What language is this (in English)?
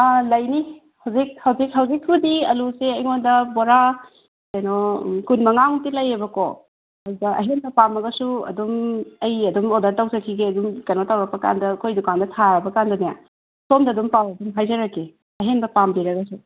Manipuri